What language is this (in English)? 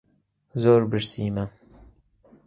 Central Kurdish